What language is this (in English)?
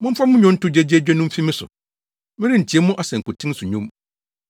Akan